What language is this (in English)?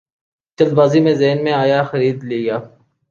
Urdu